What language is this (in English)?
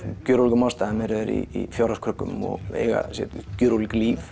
Icelandic